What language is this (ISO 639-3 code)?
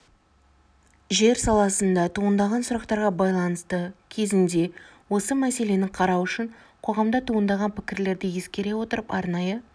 kaz